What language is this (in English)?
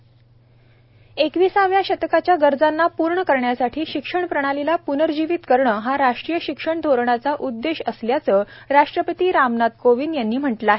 Marathi